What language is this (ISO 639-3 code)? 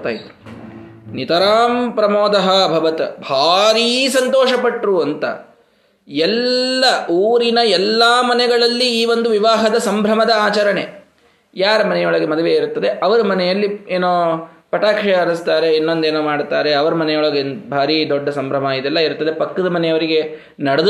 kan